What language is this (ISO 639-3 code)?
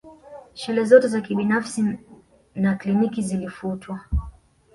swa